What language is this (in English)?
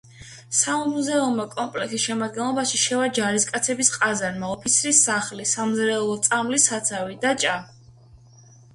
Georgian